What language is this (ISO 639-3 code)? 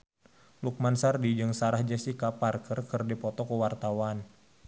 sun